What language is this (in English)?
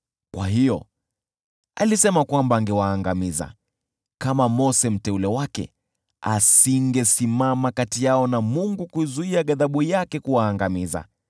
Swahili